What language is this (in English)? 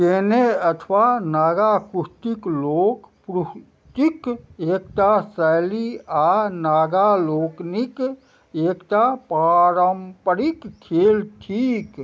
Maithili